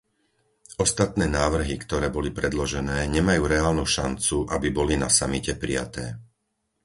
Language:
Slovak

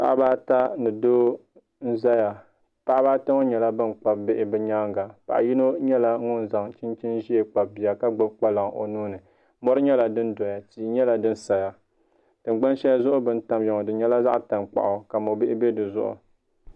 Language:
Dagbani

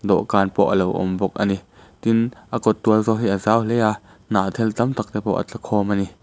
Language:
Mizo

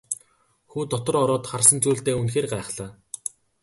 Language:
Mongolian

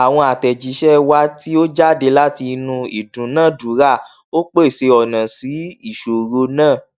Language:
Yoruba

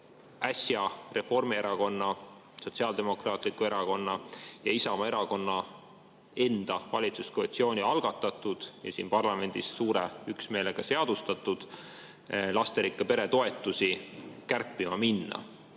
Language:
Estonian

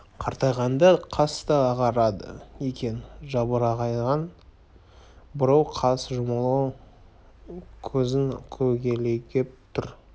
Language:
Kazakh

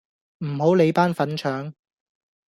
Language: Cantonese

